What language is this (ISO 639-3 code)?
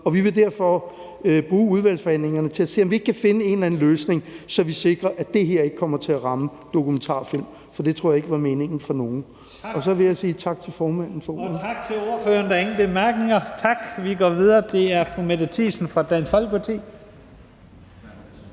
dan